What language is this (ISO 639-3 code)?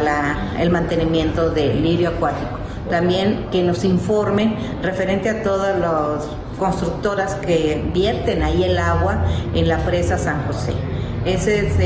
spa